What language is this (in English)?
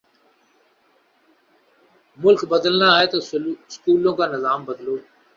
Urdu